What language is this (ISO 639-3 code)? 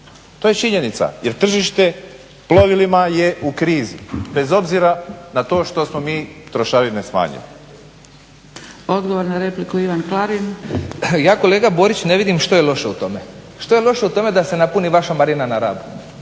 hrv